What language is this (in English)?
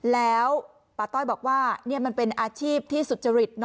Thai